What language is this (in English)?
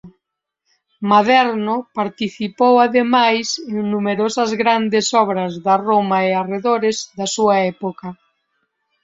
Galician